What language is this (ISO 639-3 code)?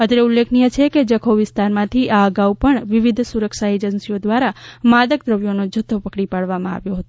guj